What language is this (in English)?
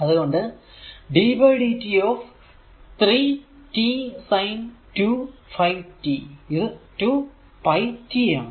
Malayalam